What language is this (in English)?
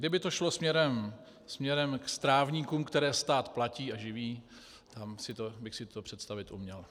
Czech